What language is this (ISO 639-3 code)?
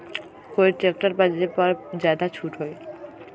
mag